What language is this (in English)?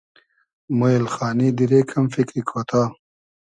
Hazaragi